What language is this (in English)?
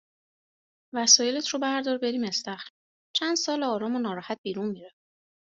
Persian